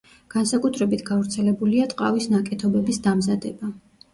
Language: Georgian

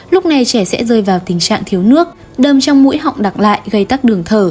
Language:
Vietnamese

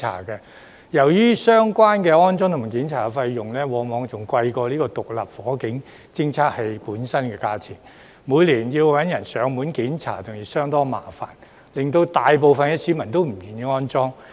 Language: Cantonese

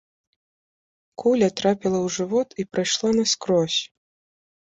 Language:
Belarusian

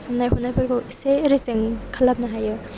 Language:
Bodo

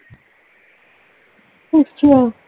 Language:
Punjabi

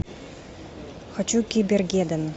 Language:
Russian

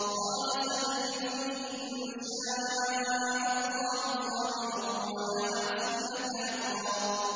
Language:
Arabic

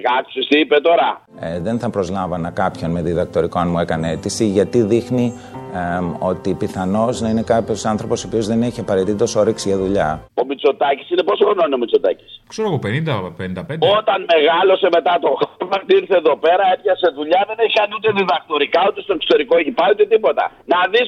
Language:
Greek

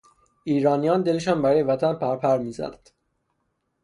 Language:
Persian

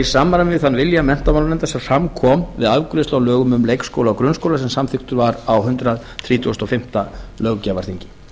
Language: Icelandic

